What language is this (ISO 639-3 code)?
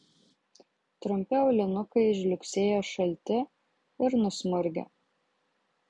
lit